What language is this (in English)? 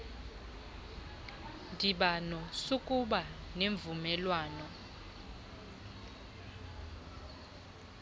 Xhosa